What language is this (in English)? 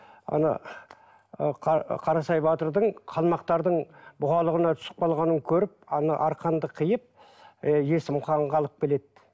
Kazakh